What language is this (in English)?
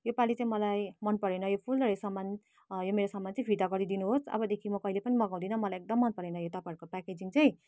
Nepali